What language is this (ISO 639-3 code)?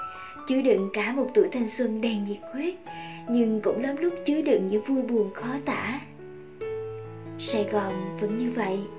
vie